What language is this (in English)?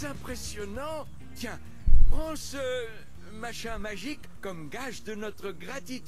French